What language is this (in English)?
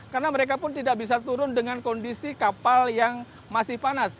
Indonesian